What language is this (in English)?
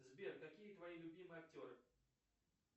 Russian